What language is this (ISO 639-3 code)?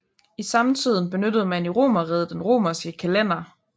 dan